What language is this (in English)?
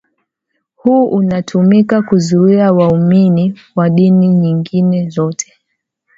Swahili